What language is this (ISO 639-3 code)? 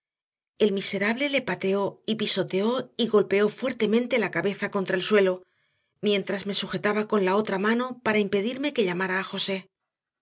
spa